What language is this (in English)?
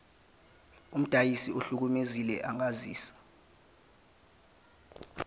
Zulu